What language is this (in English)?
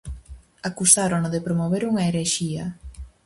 Galician